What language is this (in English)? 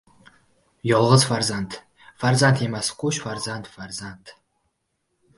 Uzbek